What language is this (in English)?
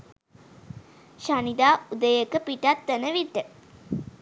Sinhala